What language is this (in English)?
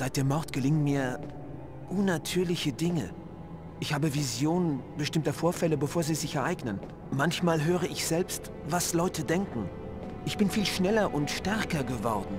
German